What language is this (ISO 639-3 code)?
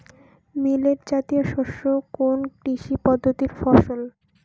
ben